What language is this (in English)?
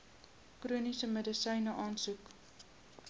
Afrikaans